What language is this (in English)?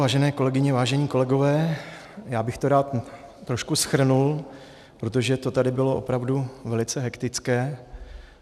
Czech